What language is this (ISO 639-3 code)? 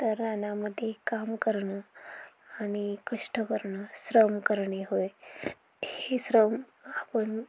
mar